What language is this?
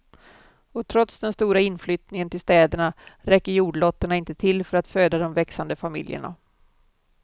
Swedish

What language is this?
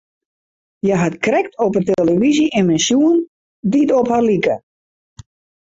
Western Frisian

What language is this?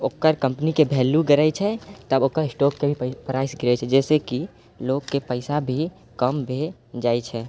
Maithili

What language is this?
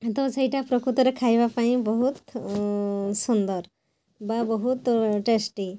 Odia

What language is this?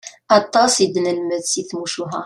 Kabyle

